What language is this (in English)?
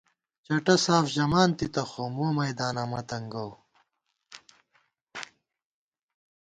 Gawar-Bati